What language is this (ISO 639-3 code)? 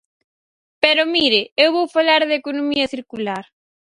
glg